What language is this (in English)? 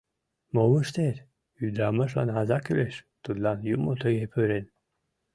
Mari